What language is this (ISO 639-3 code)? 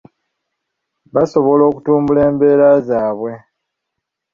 lug